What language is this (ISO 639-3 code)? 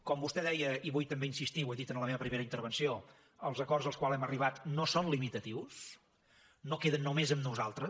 cat